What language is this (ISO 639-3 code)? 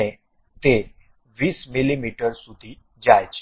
guj